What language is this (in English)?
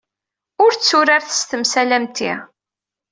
Kabyle